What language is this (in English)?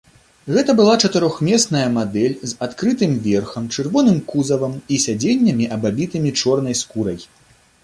Belarusian